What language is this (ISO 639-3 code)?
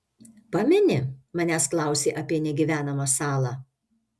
lit